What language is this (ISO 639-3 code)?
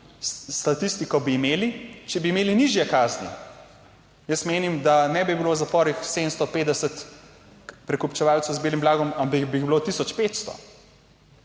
slv